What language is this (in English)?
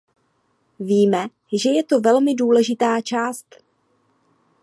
Czech